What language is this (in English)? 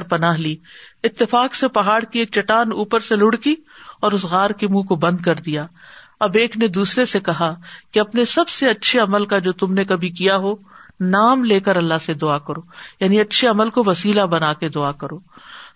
Urdu